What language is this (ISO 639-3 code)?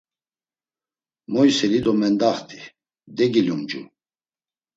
lzz